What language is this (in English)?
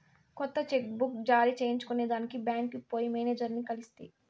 Telugu